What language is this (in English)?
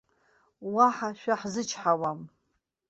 Abkhazian